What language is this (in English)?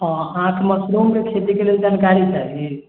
Maithili